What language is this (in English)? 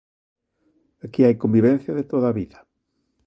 Galician